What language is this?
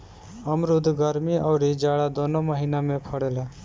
Bhojpuri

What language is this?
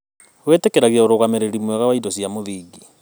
Kikuyu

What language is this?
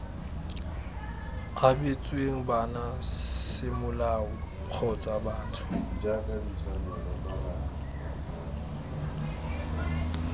Tswana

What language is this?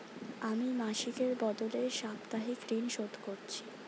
Bangla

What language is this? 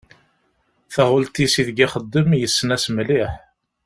Kabyle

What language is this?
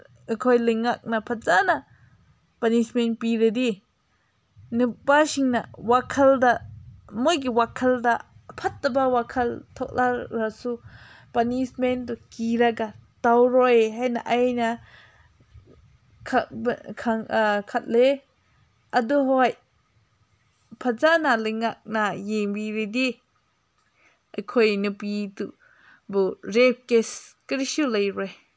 Manipuri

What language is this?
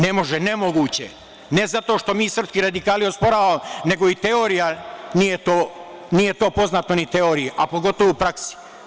Serbian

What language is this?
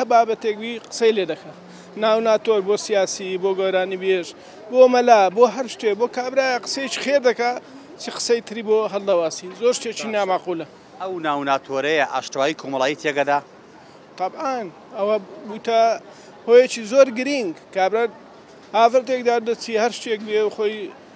Arabic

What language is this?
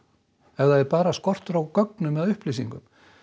Icelandic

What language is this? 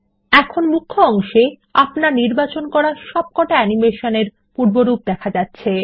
Bangla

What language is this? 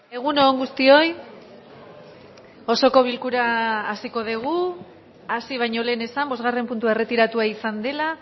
Basque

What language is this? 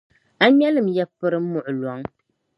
Dagbani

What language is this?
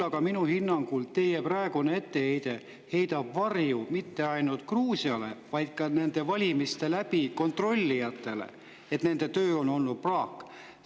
Estonian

